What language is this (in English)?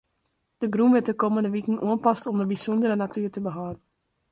Western Frisian